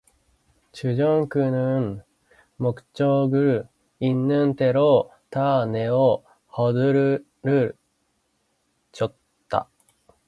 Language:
Korean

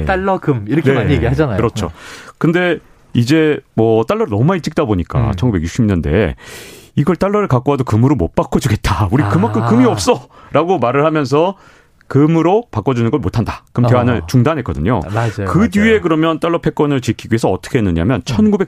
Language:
Korean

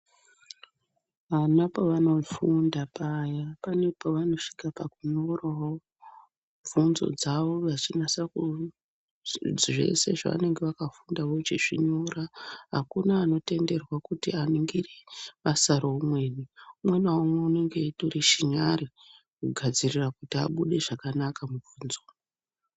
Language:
Ndau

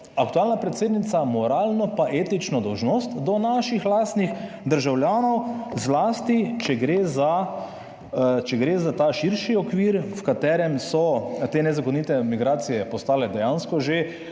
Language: Slovenian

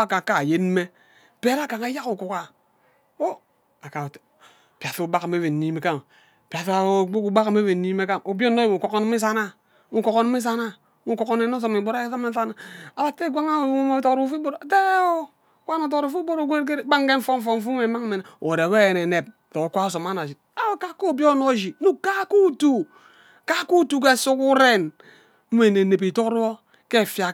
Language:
Ubaghara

